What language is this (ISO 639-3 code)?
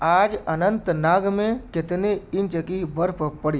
urd